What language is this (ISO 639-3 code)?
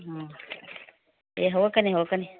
mni